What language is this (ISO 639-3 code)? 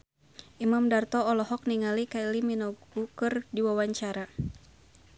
sun